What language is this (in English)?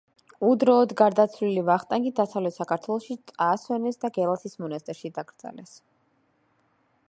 Georgian